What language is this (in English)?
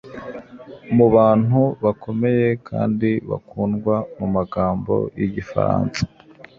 Kinyarwanda